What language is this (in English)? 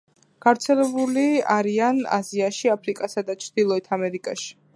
Georgian